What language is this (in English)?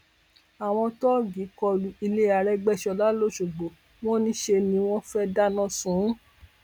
Yoruba